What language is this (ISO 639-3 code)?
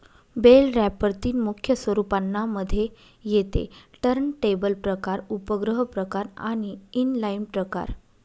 mar